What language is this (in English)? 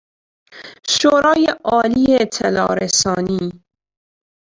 Persian